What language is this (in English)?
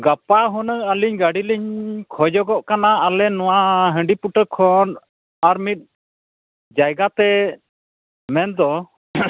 Santali